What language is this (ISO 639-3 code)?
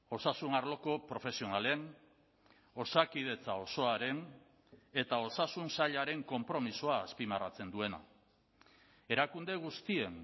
eus